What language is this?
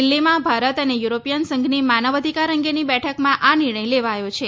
Gujarati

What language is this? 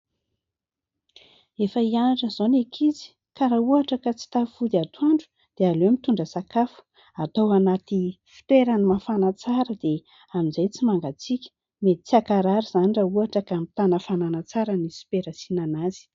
Malagasy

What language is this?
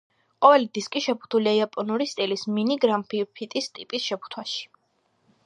Georgian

